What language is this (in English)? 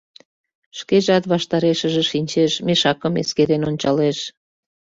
Mari